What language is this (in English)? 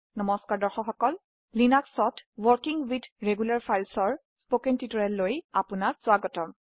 Assamese